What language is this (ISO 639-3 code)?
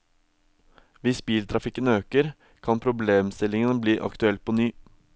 nor